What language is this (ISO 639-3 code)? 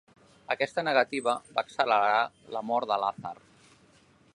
cat